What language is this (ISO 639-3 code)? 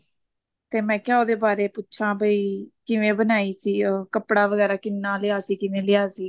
pan